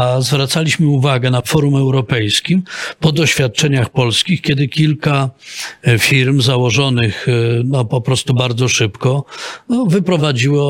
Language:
Polish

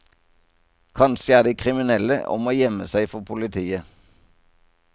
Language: Norwegian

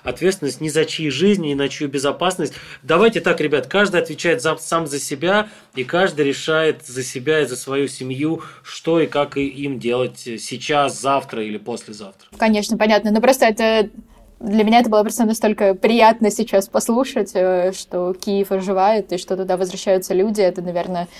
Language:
Russian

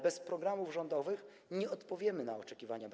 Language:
Polish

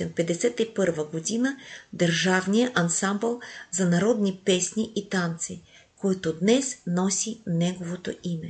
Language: Bulgarian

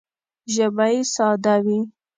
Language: Pashto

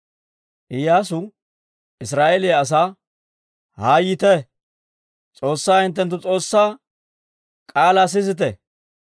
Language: Dawro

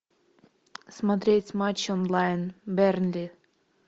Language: Russian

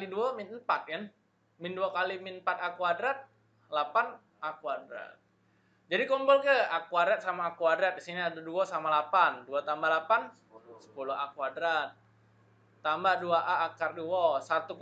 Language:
Indonesian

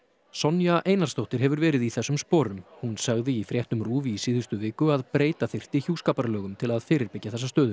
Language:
Icelandic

